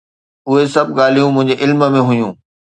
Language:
Sindhi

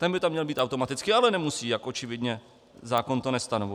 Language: Czech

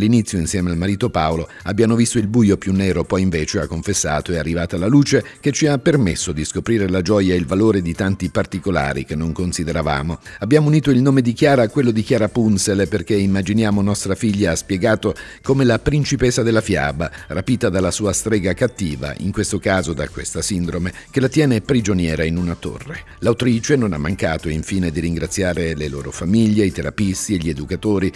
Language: Italian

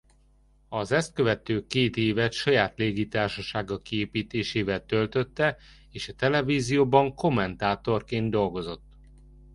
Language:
Hungarian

